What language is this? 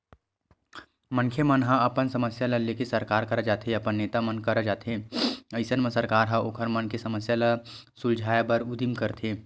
Chhattisgarhi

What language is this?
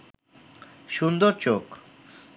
Bangla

